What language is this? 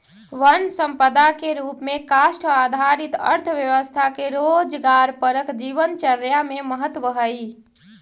Magahi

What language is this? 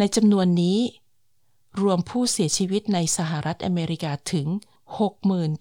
Thai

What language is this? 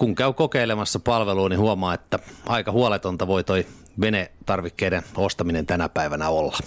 Finnish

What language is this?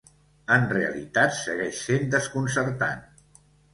Catalan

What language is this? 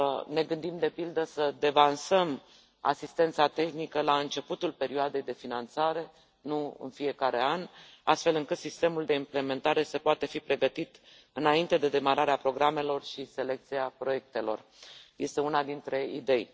Romanian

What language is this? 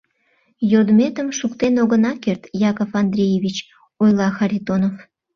Mari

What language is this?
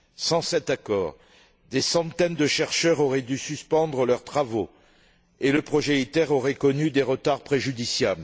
French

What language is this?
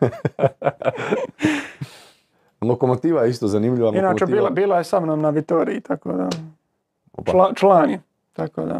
Croatian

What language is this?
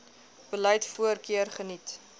Afrikaans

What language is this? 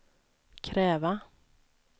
Swedish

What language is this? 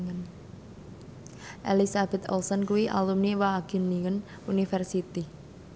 Javanese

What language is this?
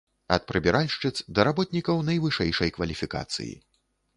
Belarusian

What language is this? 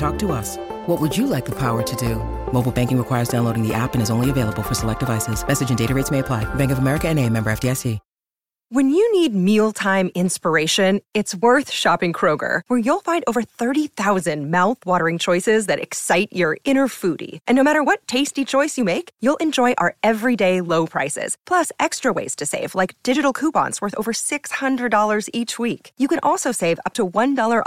Italian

